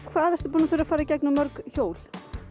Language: Icelandic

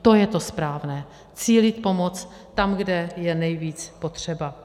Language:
Czech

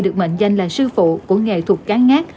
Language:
Vietnamese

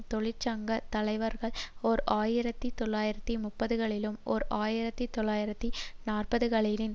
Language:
Tamil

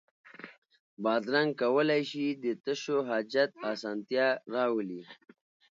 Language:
Pashto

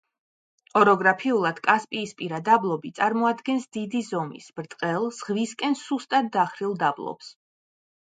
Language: Georgian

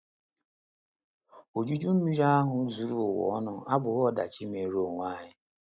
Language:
Igbo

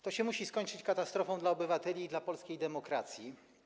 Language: Polish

